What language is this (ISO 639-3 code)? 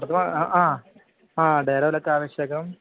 san